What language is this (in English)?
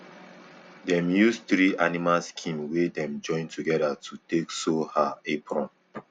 Nigerian Pidgin